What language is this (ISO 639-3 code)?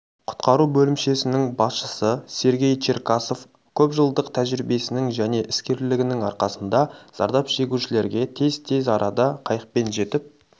kaz